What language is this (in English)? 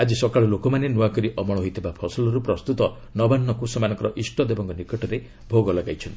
Odia